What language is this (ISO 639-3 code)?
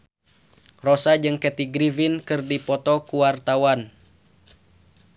sun